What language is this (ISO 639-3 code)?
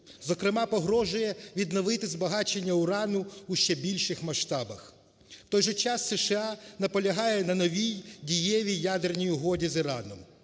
ukr